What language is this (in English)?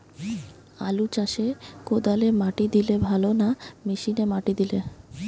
Bangla